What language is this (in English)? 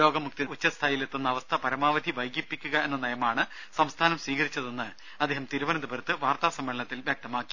Malayalam